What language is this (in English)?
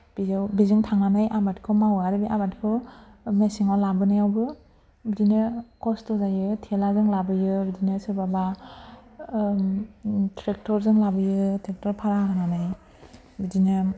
Bodo